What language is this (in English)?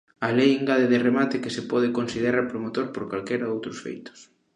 Galician